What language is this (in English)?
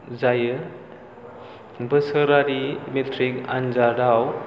Bodo